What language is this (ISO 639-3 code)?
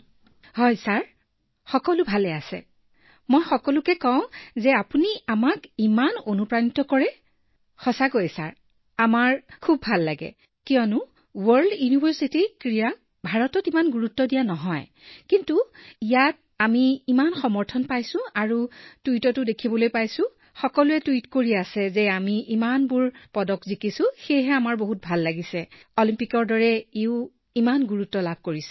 asm